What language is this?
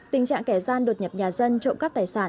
Vietnamese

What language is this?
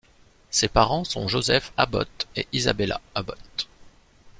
French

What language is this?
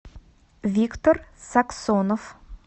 Russian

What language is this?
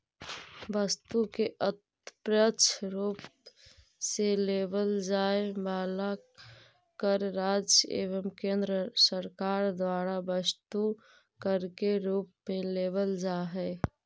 Magahi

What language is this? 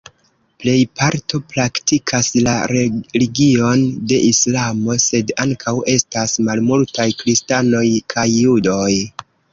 Esperanto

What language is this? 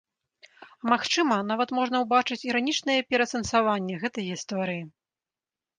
Belarusian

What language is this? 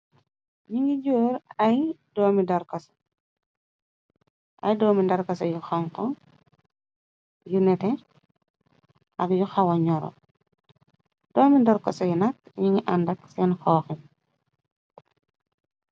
Wolof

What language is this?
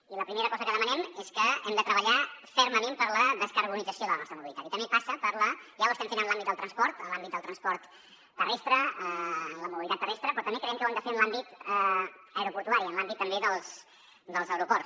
Catalan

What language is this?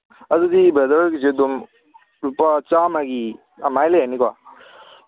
Manipuri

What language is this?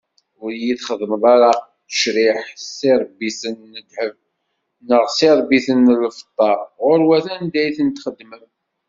Kabyle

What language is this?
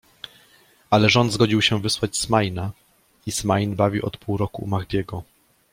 Polish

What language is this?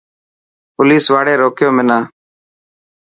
Dhatki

